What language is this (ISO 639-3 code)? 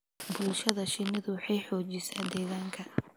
som